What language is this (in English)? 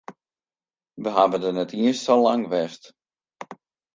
Western Frisian